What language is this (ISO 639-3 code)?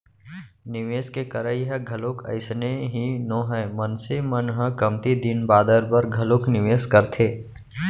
hne